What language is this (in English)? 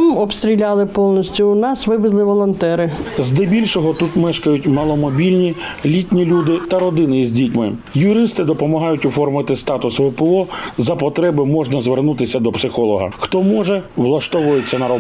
Ukrainian